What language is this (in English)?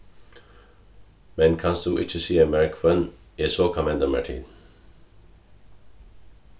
Faroese